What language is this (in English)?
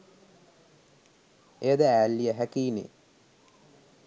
Sinhala